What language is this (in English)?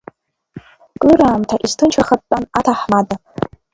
Abkhazian